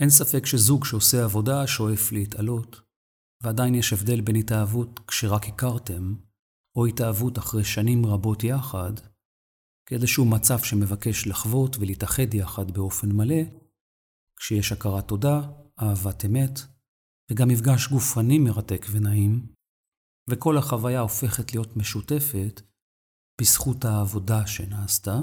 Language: Hebrew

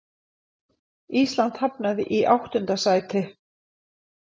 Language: Icelandic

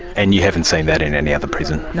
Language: English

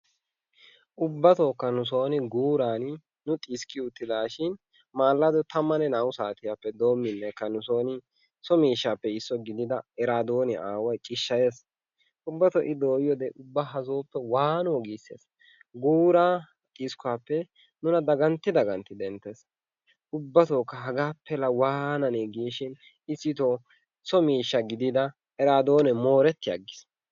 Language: Wolaytta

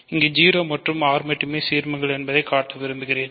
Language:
Tamil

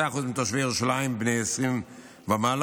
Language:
Hebrew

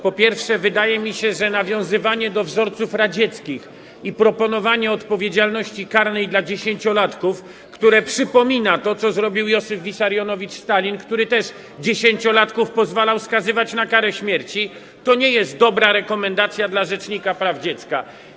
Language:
Polish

